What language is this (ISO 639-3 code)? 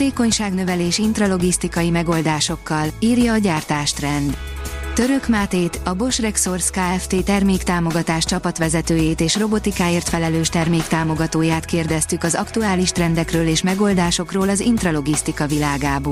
hun